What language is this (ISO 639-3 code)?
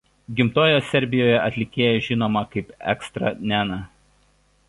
lit